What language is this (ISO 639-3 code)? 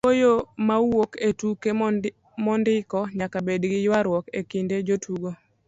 luo